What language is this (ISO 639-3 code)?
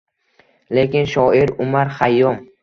uzb